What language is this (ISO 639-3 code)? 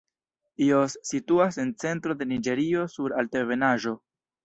epo